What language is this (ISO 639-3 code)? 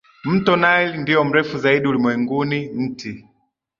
swa